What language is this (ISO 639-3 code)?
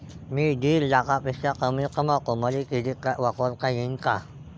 mar